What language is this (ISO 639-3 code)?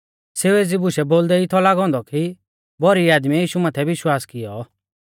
bfz